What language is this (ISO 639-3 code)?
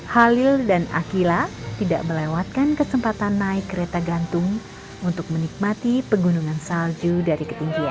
ind